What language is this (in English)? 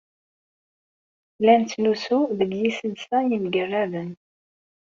Kabyle